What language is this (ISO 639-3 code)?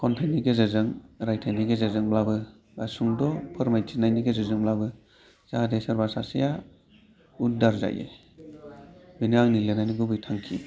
brx